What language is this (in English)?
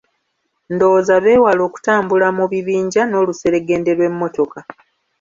Ganda